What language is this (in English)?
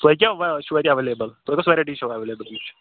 Kashmiri